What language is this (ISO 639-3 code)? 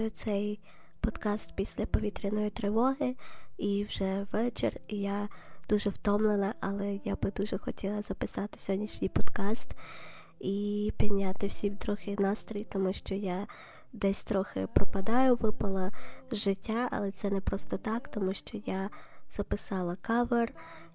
ukr